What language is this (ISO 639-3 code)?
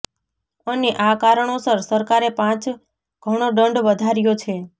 guj